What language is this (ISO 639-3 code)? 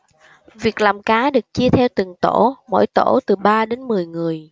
vie